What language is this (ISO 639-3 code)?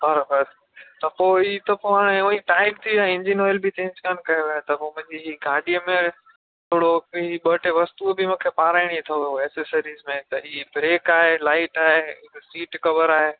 snd